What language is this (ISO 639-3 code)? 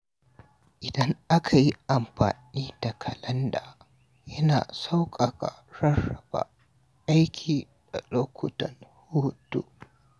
hau